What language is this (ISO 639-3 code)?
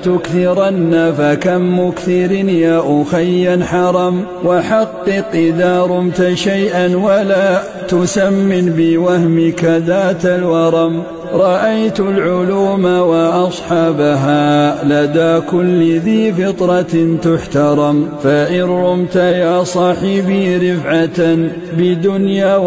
ara